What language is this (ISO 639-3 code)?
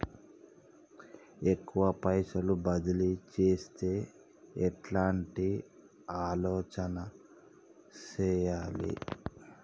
tel